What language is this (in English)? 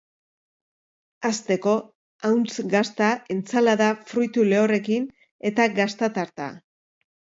Basque